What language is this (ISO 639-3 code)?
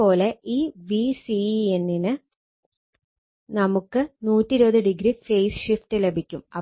mal